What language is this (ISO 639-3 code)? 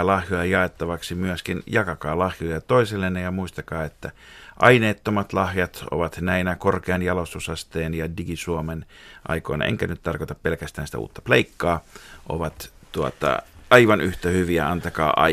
fin